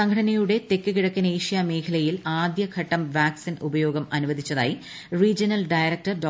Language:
Malayalam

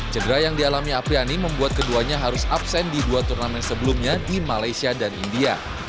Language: Indonesian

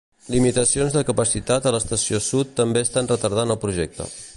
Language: Catalan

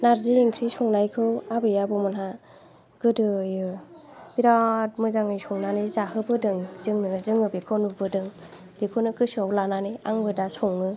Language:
Bodo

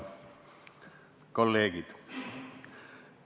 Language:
Estonian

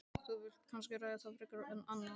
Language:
Icelandic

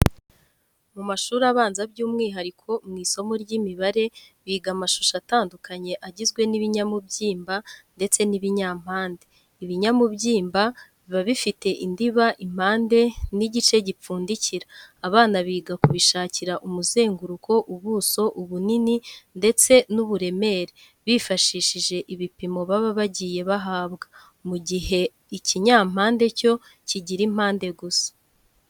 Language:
Kinyarwanda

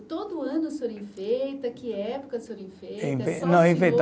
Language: Portuguese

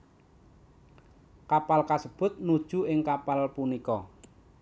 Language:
Javanese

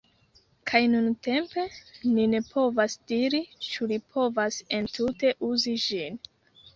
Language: Esperanto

